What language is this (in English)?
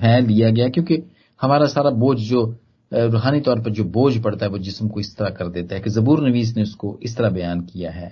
Hindi